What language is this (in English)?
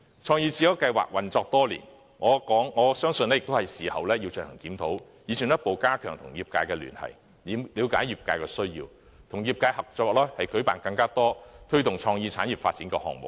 Cantonese